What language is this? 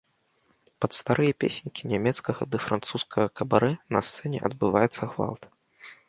Belarusian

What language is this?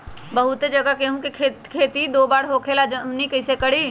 Magahi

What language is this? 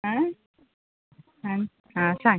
Konkani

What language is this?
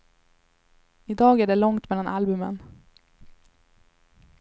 Swedish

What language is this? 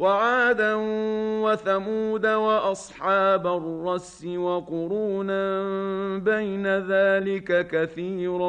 Arabic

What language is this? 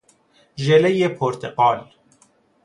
Persian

